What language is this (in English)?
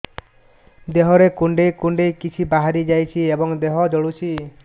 Odia